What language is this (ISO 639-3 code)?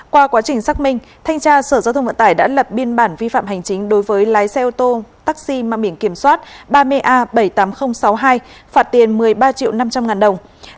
vie